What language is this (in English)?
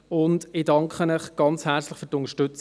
Swiss German